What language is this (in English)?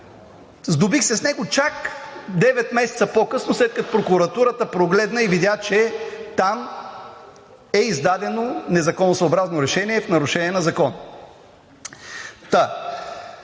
Bulgarian